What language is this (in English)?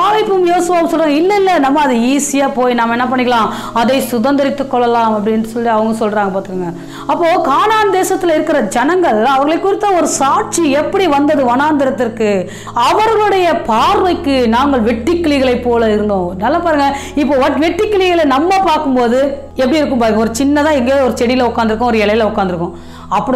Romanian